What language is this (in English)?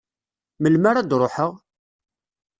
Kabyle